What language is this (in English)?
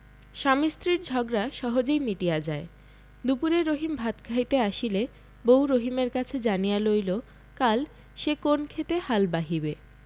Bangla